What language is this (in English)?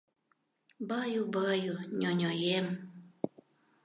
Mari